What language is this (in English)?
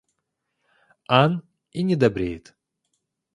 Russian